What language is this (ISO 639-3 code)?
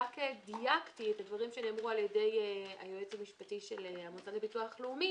heb